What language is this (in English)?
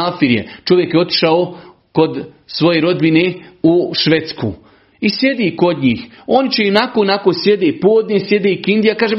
Croatian